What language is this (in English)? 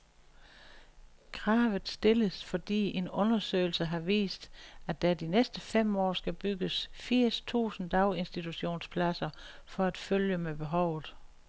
Danish